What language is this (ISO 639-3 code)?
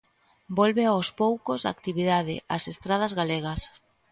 glg